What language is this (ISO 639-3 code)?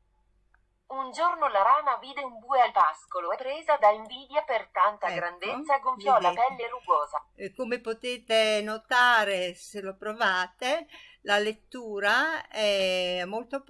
ita